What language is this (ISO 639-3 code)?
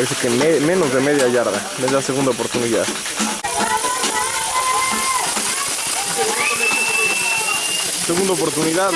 spa